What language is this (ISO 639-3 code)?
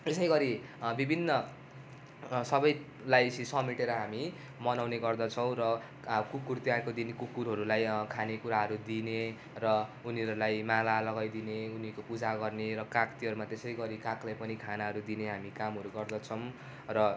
nep